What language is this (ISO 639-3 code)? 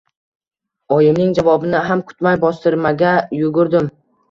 uzb